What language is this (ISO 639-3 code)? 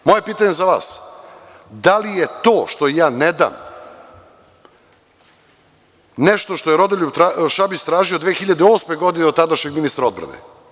srp